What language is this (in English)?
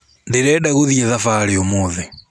Kikuyu